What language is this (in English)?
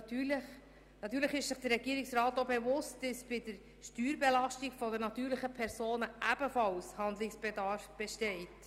Swiss German